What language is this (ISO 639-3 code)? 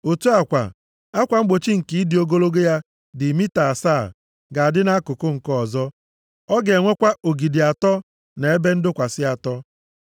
ibo